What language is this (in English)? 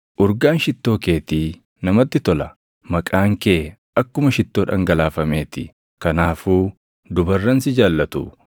Oromo